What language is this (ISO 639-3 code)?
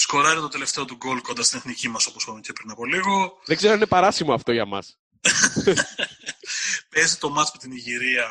ell